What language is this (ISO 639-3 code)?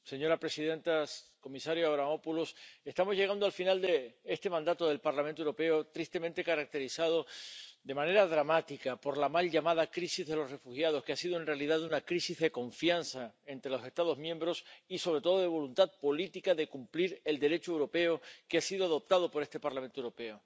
spa